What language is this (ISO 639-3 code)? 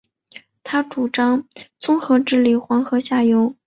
zho